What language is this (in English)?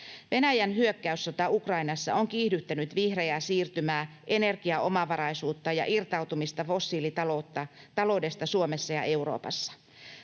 Finnish